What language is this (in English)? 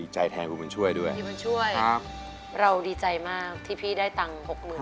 Thai